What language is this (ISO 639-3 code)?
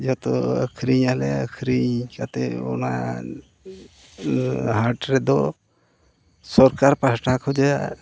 sat